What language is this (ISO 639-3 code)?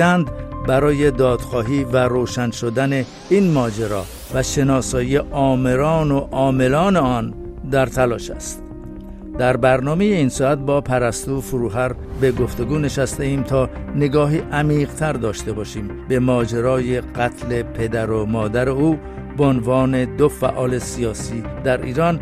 fas